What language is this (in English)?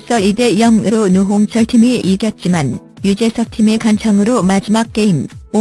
Korean